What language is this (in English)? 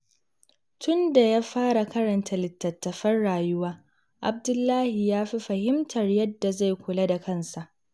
Hausa